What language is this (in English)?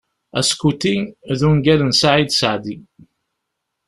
Kabyle